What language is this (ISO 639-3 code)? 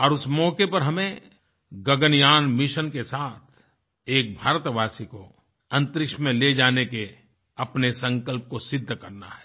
hin